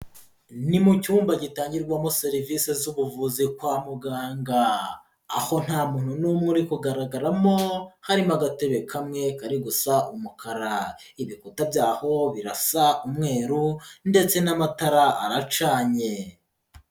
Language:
Kinyarwanda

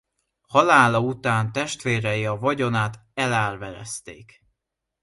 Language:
Hungarian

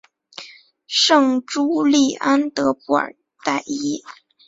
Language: Chinese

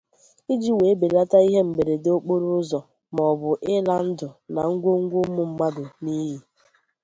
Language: Igbo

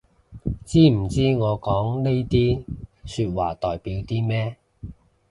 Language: Cantonese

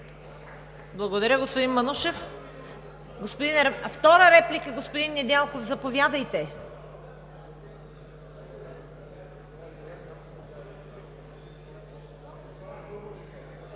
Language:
Bulgarian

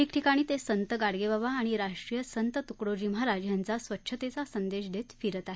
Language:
Marathi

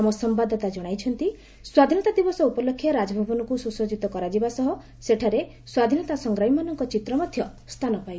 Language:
Odia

